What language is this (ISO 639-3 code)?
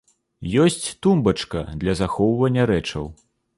bel